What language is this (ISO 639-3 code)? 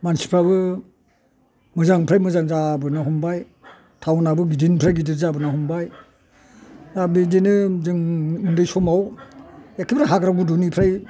brx